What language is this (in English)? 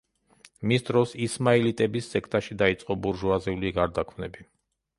Georgian